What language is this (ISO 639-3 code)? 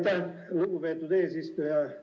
est